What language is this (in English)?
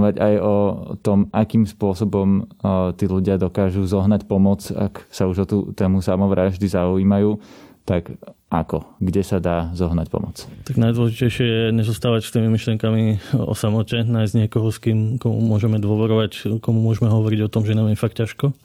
Slovak